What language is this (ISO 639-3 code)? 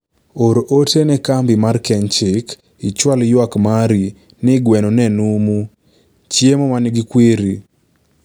luo